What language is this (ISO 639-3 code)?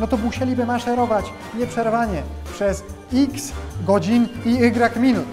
pol